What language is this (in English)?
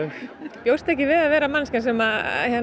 Icelandic